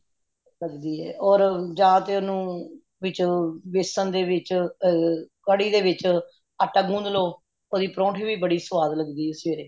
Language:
Punjabi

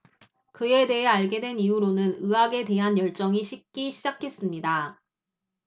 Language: Korean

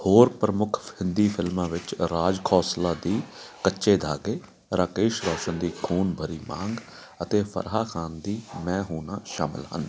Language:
Punjabi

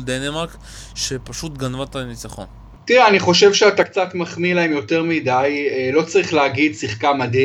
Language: Hebrew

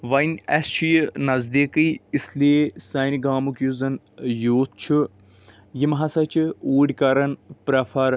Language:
Kashmiri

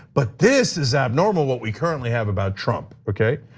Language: English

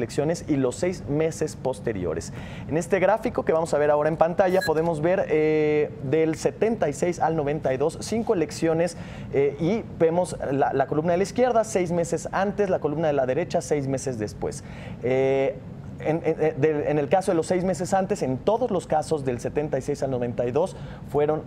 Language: Spanish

